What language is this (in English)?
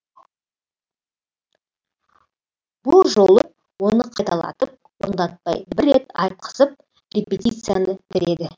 Kazakh